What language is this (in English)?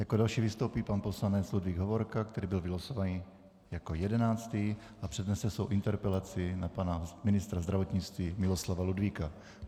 Czech